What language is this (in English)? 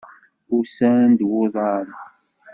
Kabyle